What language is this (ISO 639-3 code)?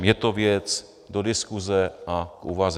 ces